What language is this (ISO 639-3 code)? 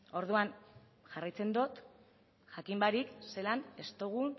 eus